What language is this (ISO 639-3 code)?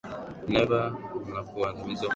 swa